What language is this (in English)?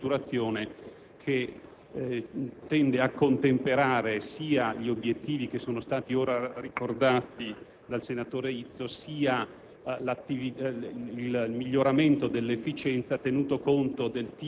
Italian